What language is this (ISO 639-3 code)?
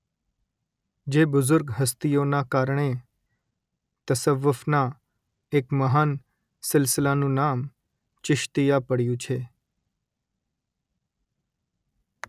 guj